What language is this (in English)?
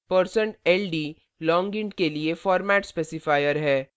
Hindi